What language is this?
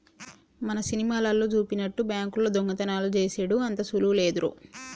Telugu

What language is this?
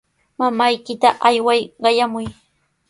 Sihuas Ancash Quechua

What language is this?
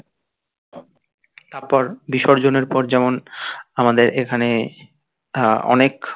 Bangla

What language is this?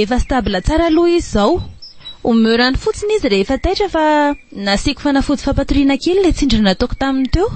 Romanian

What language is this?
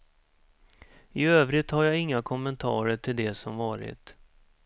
Swedish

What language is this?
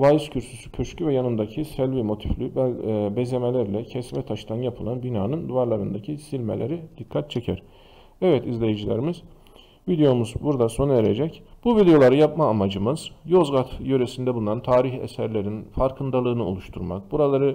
Turkish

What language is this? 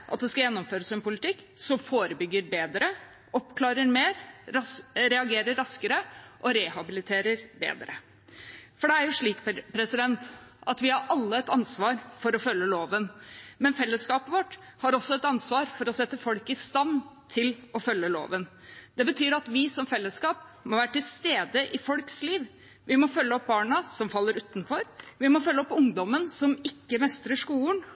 Norwegian Bokmål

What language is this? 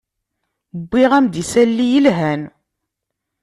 Kabyle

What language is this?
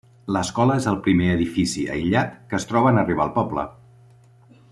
Catalan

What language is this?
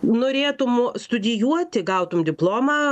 Lithuanian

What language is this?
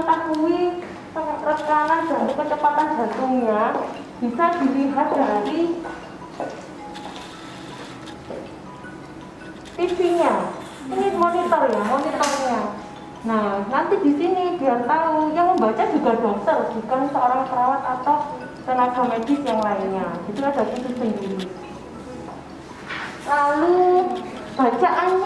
Indonesian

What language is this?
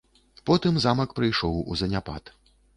Belarusian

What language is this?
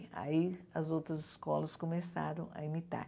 Portuguese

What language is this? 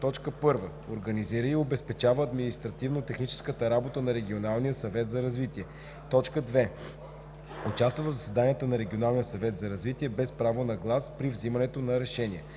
Bulgarian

